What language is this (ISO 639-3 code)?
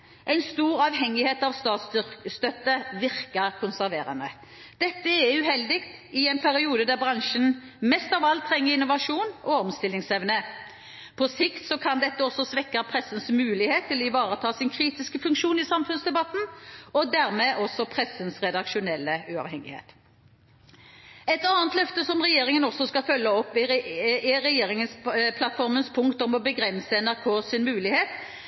nob